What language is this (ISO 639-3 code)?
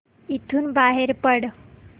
mar